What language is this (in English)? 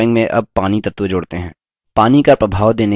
Hindi